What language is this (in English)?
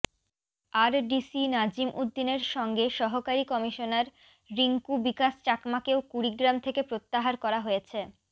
Bangla